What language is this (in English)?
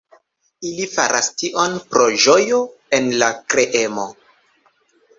Esperanto